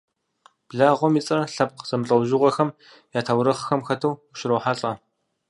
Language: Kabardian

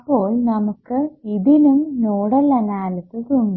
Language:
Malayalam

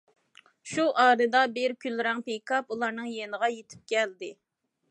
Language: Uyghur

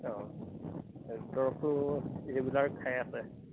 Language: Assamese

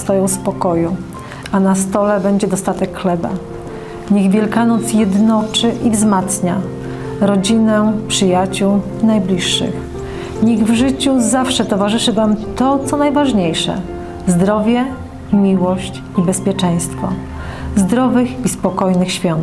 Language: Polish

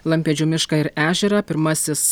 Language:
Lithuanian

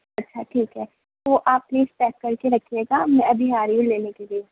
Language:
Urdu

